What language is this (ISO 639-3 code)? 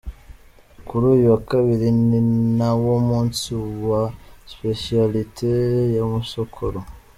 kin